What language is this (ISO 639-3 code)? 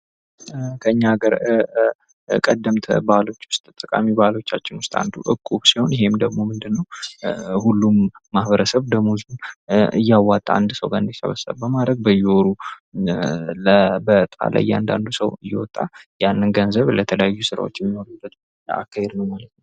amh